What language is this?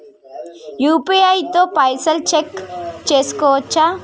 Telugu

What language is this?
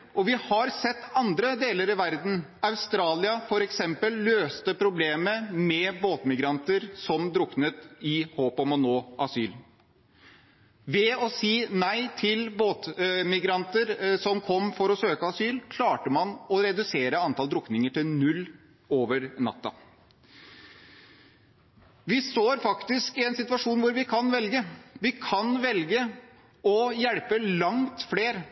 Norwegian Bokmål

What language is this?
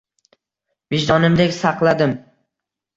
Uzbek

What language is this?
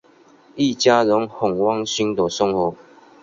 Chinese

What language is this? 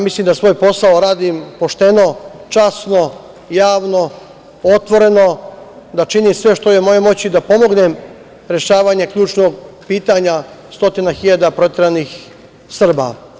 Serbian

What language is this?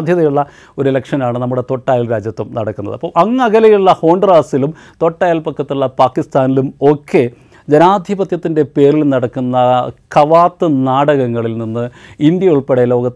Malayalam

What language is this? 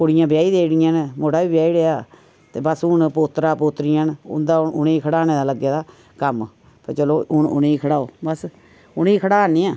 Dogri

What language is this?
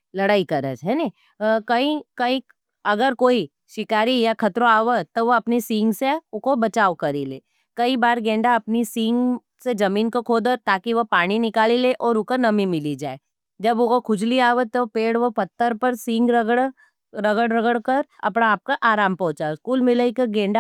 Nimadi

